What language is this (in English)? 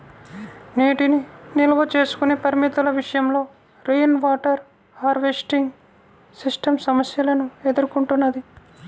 Telugu